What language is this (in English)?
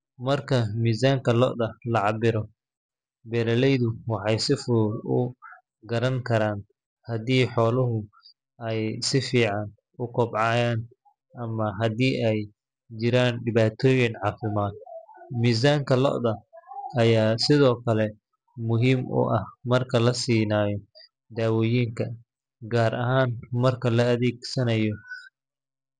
Somali